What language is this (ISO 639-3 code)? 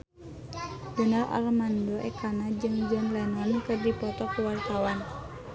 sun